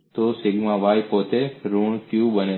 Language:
Gujarati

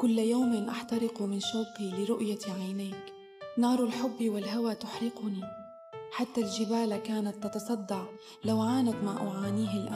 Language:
Arabic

